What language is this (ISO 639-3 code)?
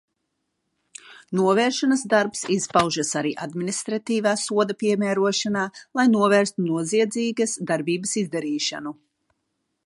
lav